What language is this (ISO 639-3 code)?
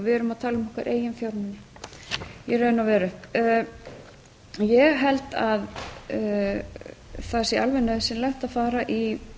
isl